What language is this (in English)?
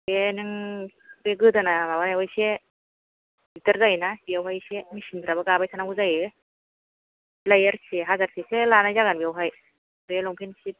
Bodo